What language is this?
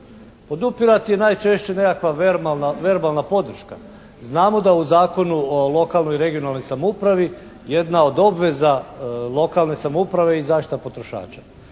Croatian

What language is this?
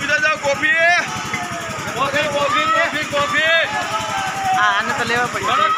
Arabic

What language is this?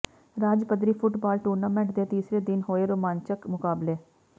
Punjabi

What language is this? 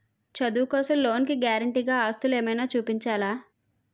Telugu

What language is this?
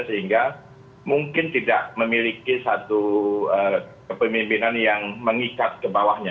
Indonesian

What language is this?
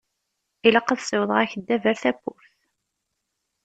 Kabyle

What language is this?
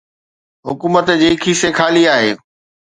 Sindhi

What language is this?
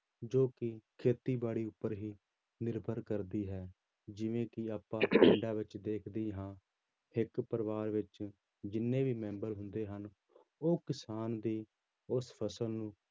Punjabi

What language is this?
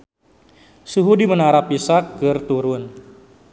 Sundanese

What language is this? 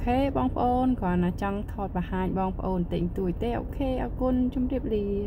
Thai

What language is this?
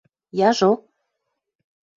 Western Mari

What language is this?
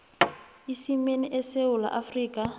South Ndebele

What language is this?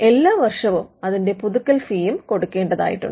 Malayalam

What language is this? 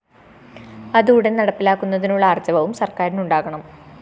Malayalam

